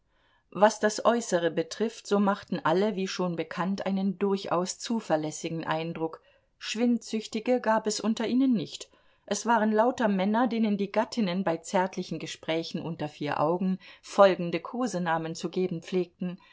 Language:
German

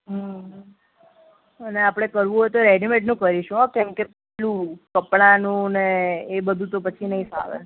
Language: Gujarati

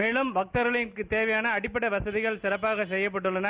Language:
Tamil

